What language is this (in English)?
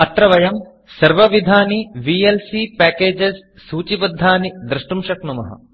Sanskrit